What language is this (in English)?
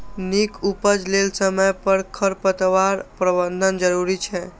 Maithili